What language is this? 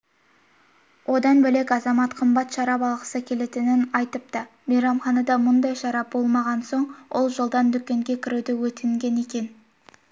Kazakh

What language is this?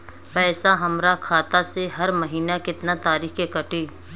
Bhojpuri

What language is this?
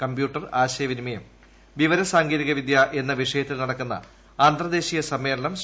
Malayalam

